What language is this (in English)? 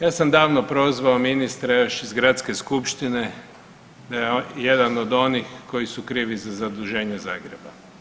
Croatian